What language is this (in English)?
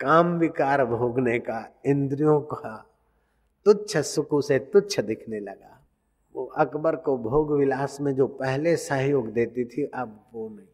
Hindi